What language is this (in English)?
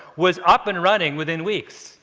English